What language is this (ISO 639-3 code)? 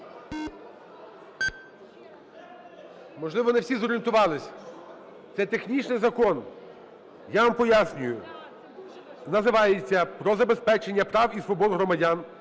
ukr